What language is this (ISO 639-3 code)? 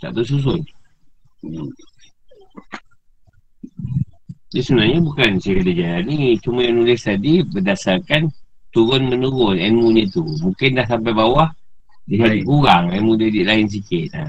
msa